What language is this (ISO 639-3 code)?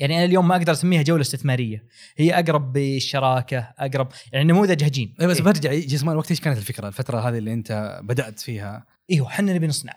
ara